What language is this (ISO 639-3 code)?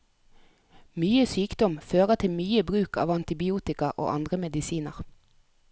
nor